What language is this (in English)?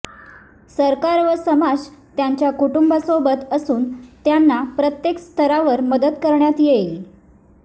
Marathi